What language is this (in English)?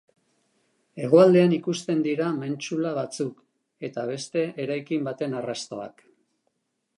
Basque